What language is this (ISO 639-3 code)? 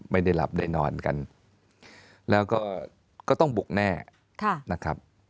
tha